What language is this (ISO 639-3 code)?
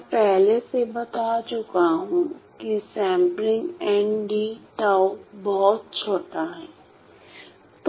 hin